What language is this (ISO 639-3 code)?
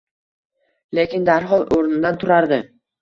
uzb